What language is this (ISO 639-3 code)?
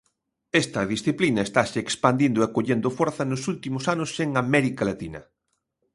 glg